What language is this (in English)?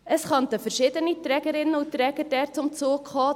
Swiss German